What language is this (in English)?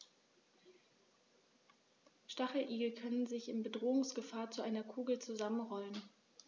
German